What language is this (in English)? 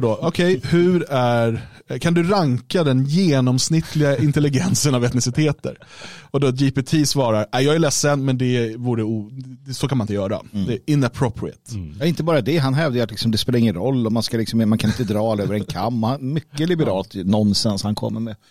Swedish